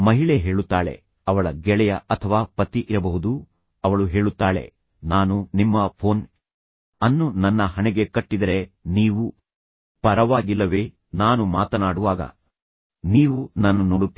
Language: Kannada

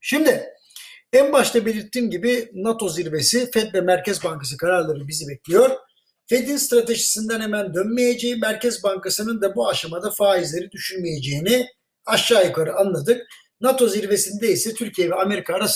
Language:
Turkish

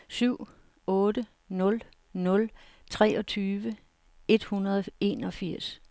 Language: Danish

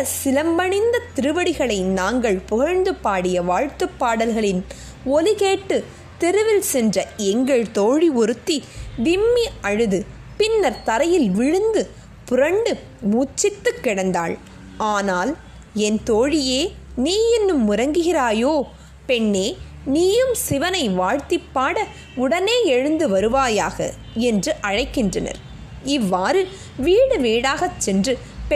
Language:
Tamil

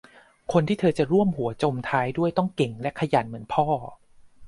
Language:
Thai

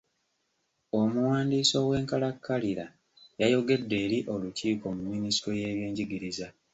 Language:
Ganda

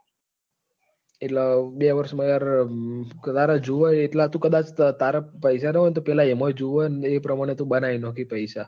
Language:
Gujarati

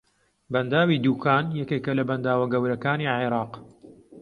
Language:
Central Kurdish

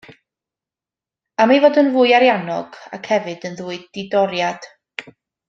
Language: Welsh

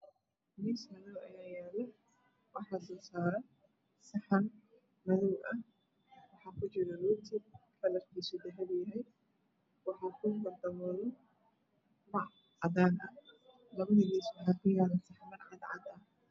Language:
Somali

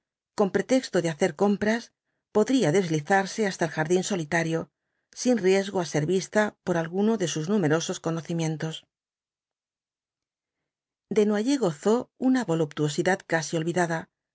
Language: Spanish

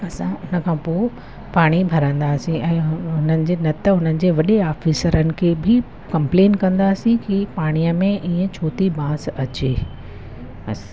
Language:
Sindhi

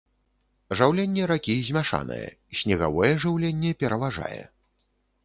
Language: Belarusian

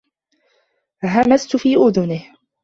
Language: Arabic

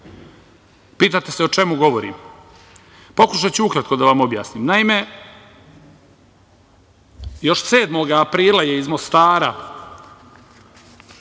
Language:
Serbian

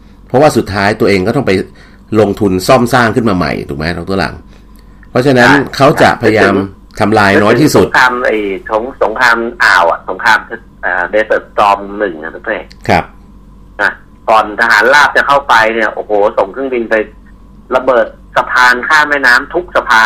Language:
Thai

